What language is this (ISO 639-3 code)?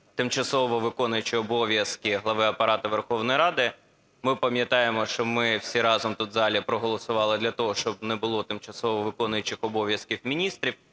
ukr